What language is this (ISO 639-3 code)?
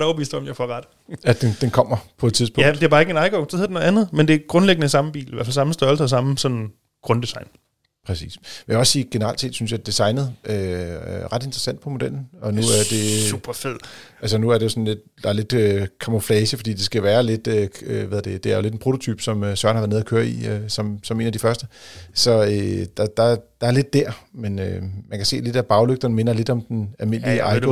dan